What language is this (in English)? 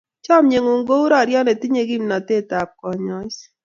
Kalenjin